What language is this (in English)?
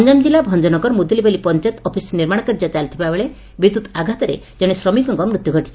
Odia